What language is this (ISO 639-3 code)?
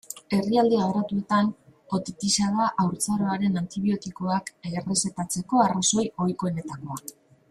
eus